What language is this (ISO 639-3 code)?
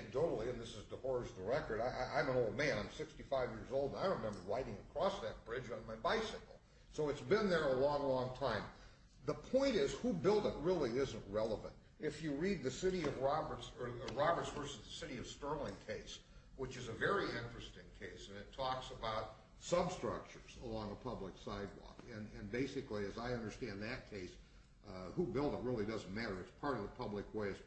eng